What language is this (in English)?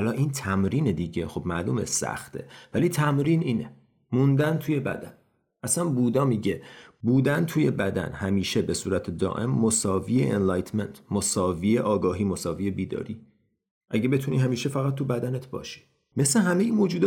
Persian